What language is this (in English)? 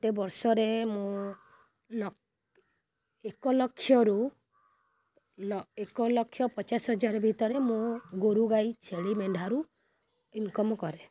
Odia